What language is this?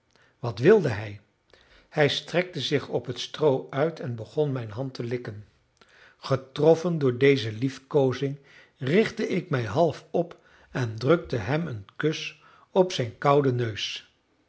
Dutch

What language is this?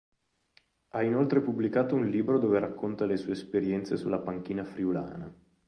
Italian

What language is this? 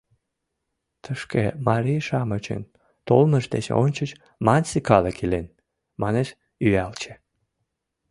Mari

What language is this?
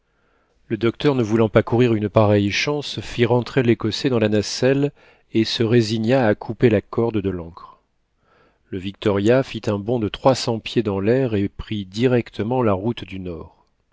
French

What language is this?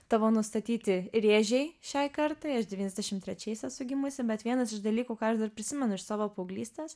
Lithuanian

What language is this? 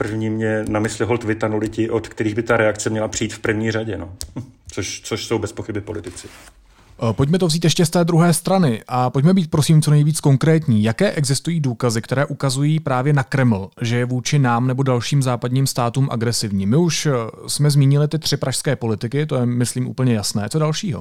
Czech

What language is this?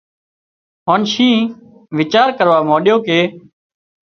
Wadiyara Koli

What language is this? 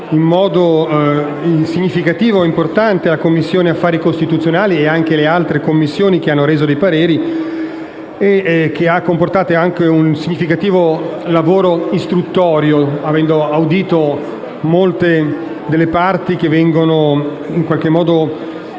Italian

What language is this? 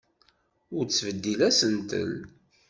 Kabyle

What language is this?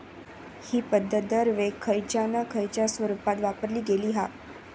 Marathi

